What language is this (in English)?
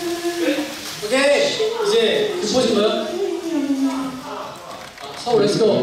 Korean